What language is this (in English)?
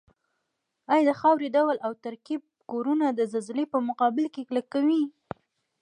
Pashto